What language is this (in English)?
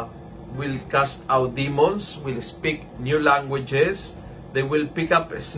Filipino